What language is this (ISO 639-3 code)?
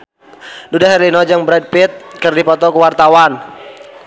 sun